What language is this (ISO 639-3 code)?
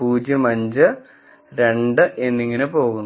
mal